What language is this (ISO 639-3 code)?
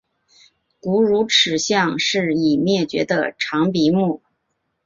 zho